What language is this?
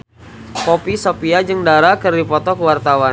Sundanese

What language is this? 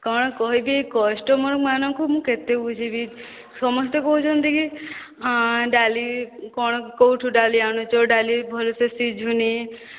Odia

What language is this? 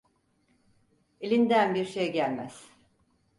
Turkish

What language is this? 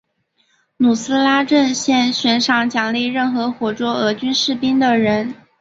Chinese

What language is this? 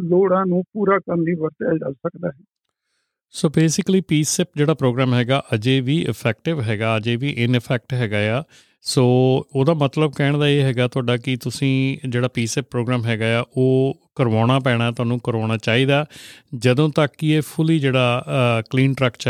Punjabi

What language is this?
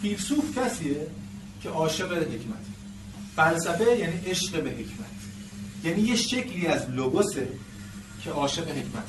Persian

